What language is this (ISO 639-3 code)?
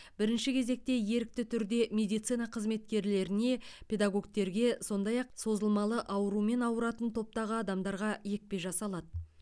kaz